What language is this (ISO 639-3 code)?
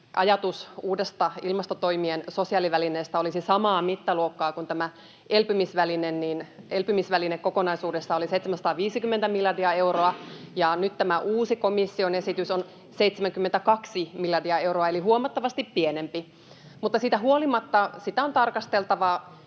fin